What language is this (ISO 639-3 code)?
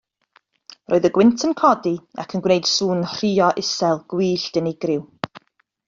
cym